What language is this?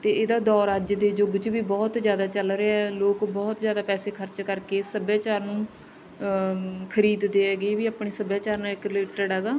Punjabi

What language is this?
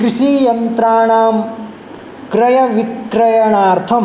Sanskrit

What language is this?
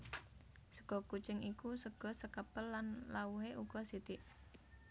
Javanese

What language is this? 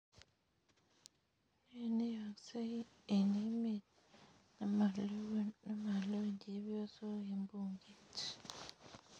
Kalenjin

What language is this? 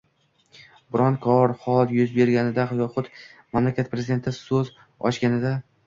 Uzbek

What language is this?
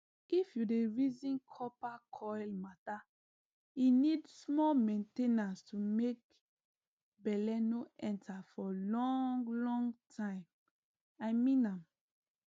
Nigerian Pidgin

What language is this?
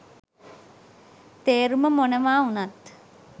Sinhala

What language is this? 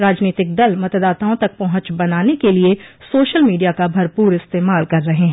Hindi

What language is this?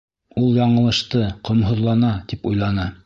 Bashkir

